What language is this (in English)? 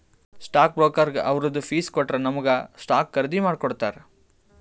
Kannada